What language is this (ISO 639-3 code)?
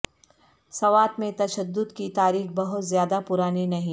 urd